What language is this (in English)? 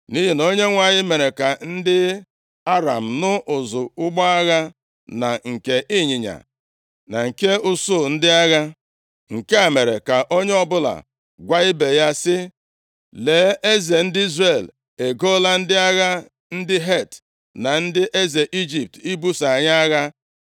Igbo